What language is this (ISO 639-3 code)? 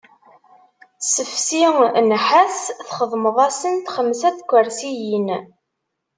kab